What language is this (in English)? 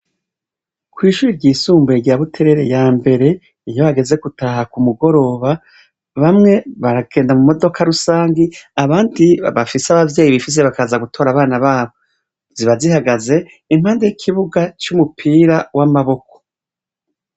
Rundi